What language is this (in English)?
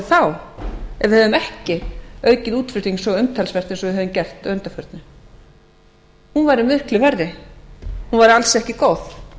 Icelandic